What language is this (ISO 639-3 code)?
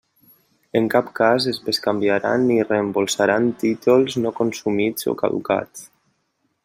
cat